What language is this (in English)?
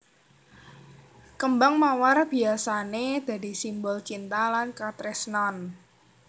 Javanese